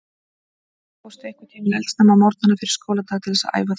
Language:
Icelandic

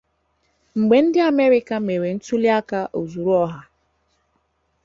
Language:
Igbo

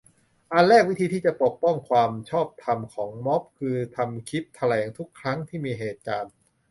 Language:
Thai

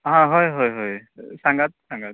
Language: Konkani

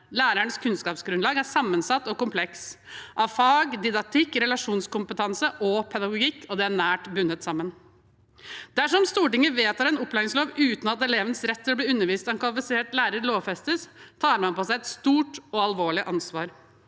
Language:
Norwegian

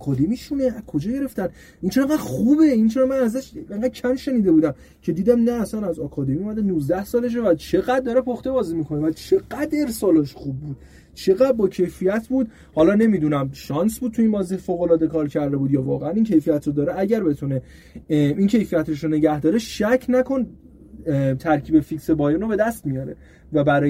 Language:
Persian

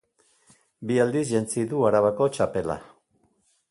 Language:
Basque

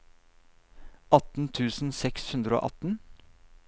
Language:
Norwegian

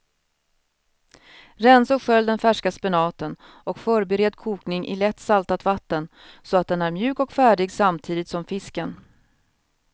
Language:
Swedish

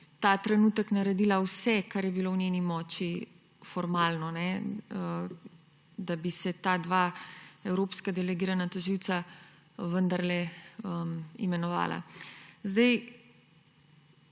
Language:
Slovenian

